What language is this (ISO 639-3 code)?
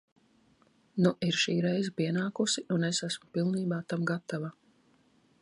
lav